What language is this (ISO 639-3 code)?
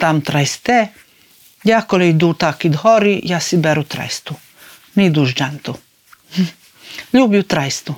ukr